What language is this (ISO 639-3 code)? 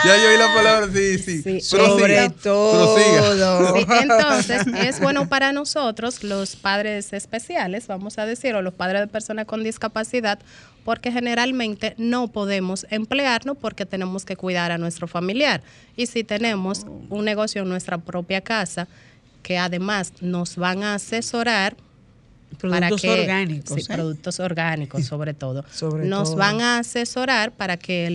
spa